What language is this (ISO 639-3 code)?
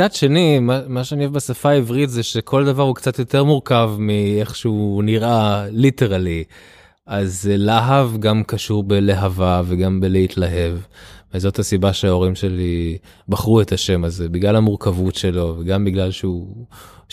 heb